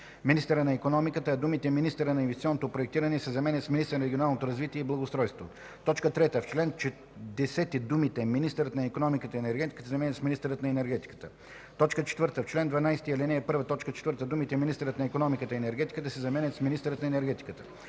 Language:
Bulgarian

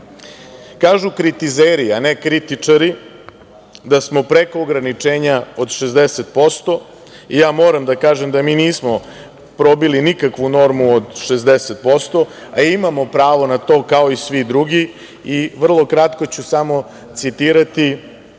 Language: Serbian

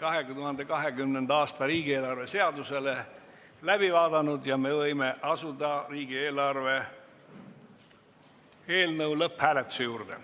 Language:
Estonian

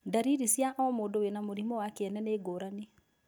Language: Kikuyu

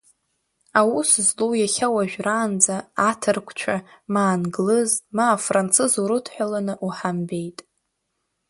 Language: Abkhazian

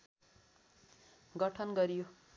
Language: Nepali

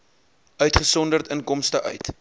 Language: Afrikaans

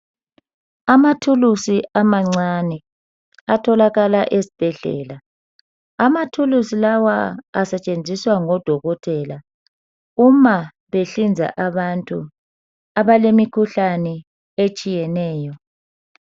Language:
North Ndebele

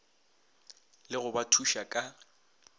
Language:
Northern Sotho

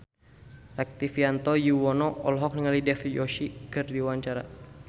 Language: Sundanese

